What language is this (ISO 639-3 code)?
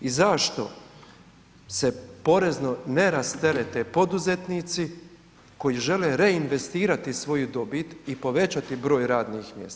hrv